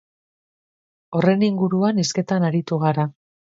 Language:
Basque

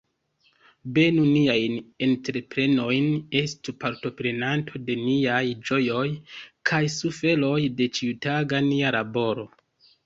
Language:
Esperanto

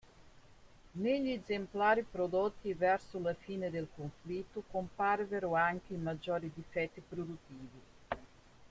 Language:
Italian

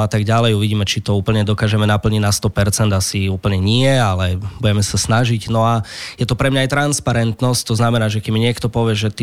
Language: Slovak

